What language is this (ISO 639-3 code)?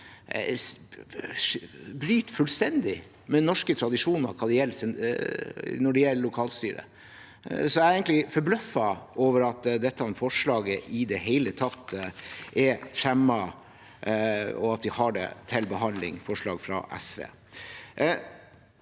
nor